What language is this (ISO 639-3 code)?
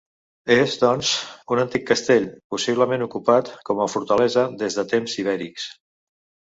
cat